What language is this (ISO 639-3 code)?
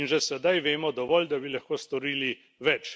slv